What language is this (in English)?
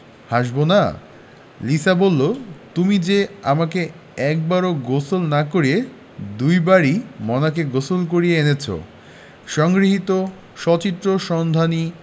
Bangla